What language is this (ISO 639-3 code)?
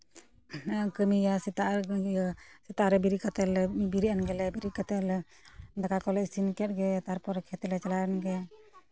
sat